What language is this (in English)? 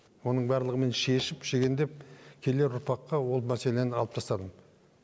Kazakh